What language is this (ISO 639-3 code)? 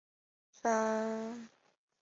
zho